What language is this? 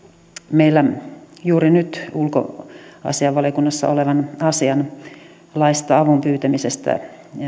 Finnish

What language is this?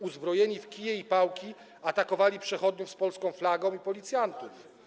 Polish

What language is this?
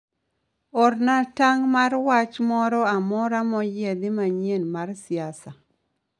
Luo (Kenya and Tanzania)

